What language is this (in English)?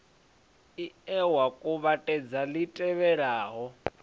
Venda